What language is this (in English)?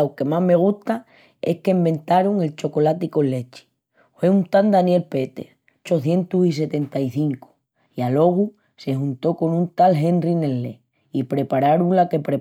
Extremaduran